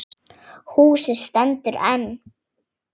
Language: Icelandic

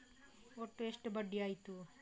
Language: Kannada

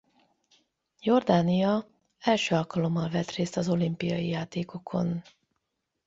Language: Hungarian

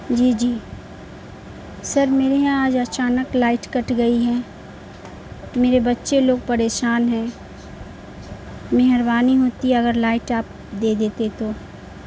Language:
Urdu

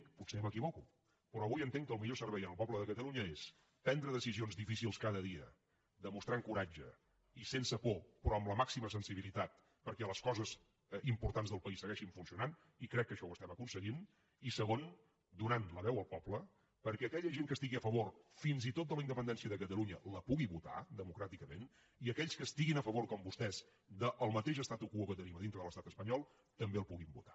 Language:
Catalan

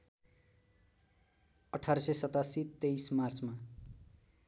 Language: Nepali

